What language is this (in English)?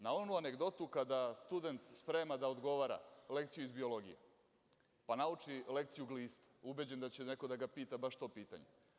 Serbian